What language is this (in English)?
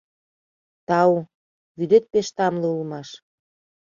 Mari